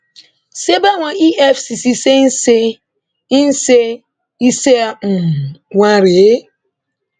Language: Yoruba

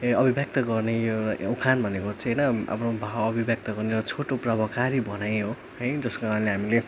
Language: Nepali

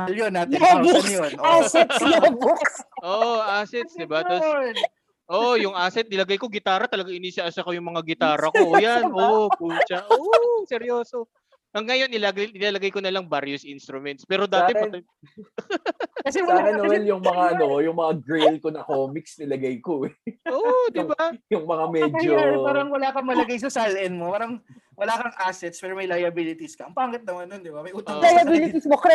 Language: Filipino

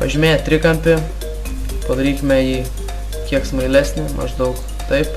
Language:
Lithuanian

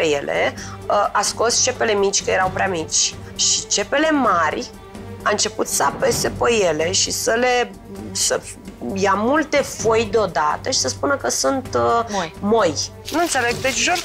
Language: Romanian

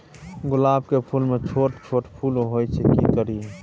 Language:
Maithili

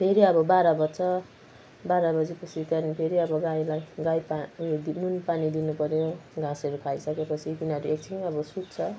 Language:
Nepali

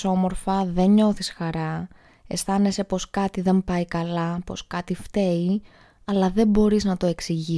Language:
Greek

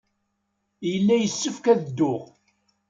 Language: Kabyle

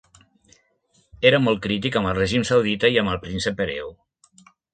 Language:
Catalan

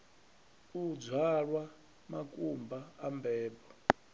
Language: Venda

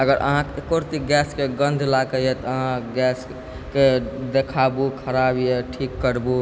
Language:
Maithili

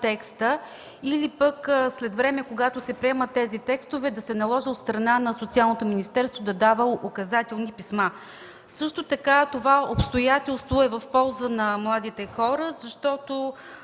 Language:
Bulgarian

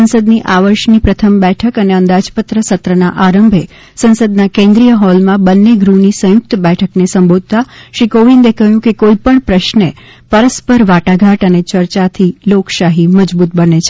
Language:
Gujarati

